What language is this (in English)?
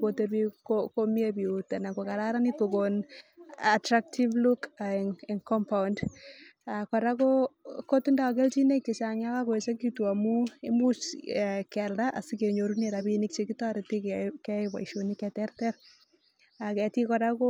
Kalenjin